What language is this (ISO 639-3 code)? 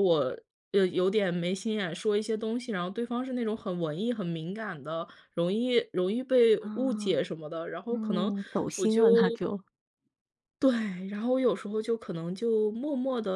zho